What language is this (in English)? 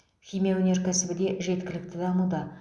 Kazakh